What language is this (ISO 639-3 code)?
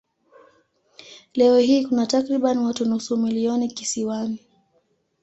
swa